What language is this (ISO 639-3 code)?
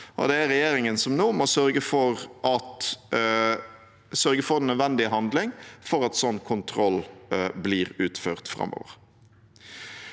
nor